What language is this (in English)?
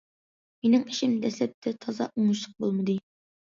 Uyghur